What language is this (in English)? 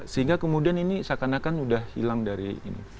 Indonesian